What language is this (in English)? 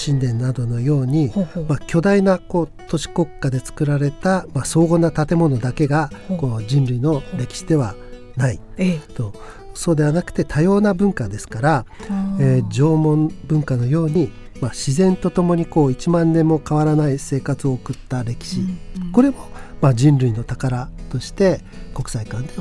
Japanese